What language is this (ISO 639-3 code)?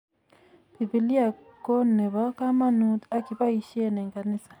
kln